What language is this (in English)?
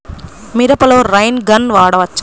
Telugu